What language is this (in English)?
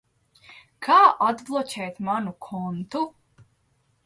Latvian